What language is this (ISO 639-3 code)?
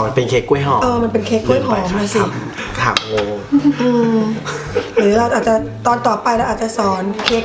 tha